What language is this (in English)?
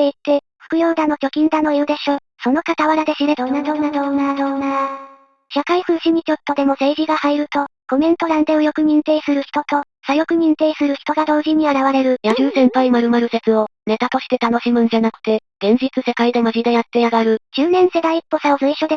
Japanese